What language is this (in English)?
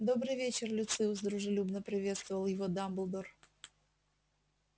Russian